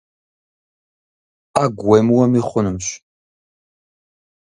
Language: Kabardian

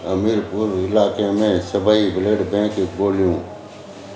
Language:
Sindhi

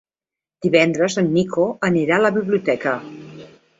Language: Catalan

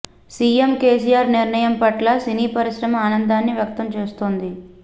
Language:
Telugu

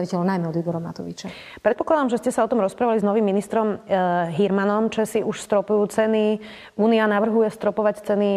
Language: Slovak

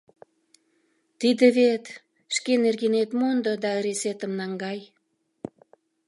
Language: Mari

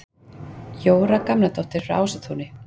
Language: Icelandic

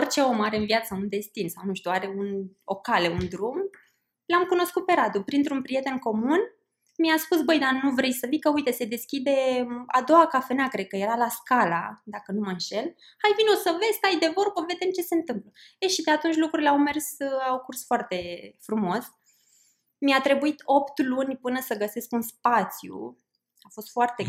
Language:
Romanian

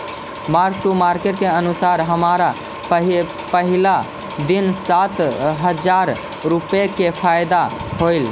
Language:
Magahi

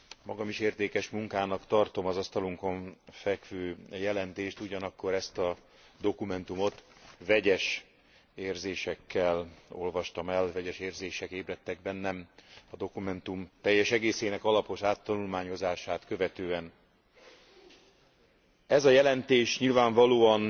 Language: Hungarian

